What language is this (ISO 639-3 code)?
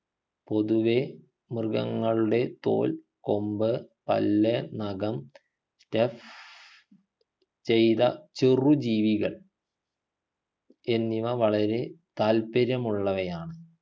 mal